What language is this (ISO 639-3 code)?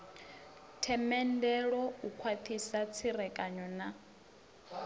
ven